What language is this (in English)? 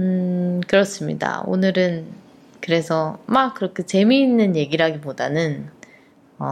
Korean